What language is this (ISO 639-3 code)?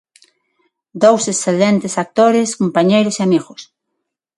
glg